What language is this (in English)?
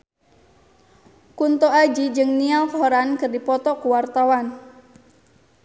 Sundanese